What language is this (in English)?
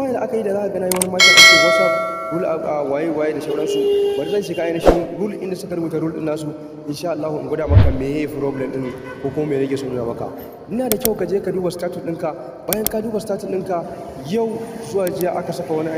Romanian